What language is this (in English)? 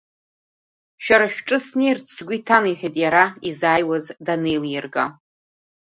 Abkhazian